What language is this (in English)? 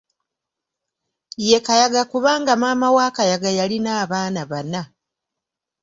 Ganda